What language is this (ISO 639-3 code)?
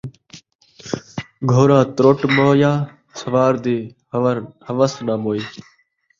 skr